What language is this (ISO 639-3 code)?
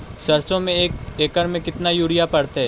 mag